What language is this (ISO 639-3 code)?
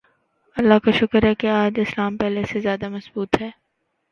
urd